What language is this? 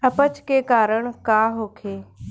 Bhojpuri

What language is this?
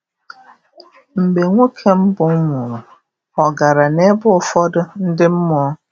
Igbo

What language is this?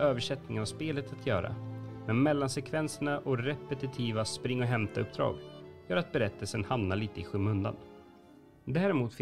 Swedish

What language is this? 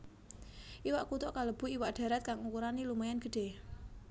Javanese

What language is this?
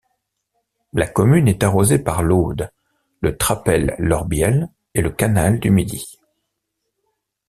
French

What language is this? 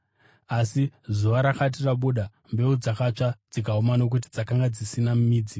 Shona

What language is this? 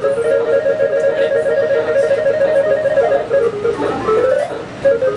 English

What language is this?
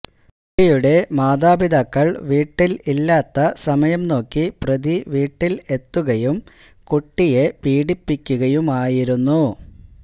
Malayalam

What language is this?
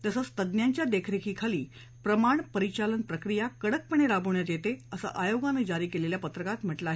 Marathi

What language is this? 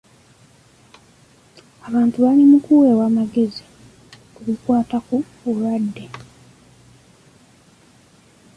Ganda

